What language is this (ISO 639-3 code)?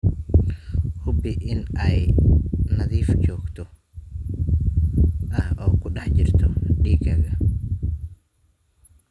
som